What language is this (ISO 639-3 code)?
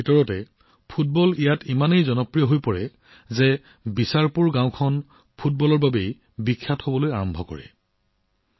asm